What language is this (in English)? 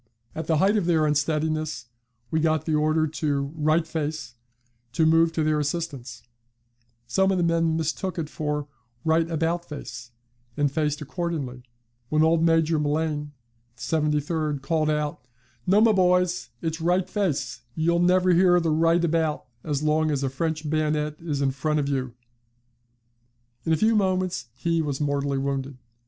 English